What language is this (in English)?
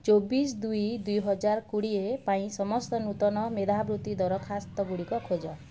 Odia